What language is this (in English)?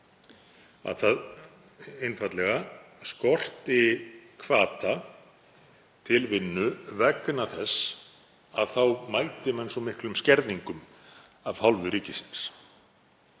Icelandic